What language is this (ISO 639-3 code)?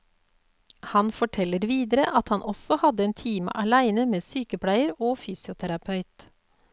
nor